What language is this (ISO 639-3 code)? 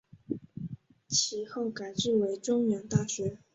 zho